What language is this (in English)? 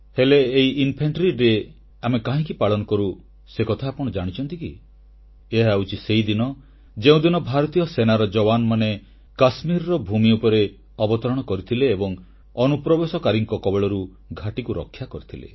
Odia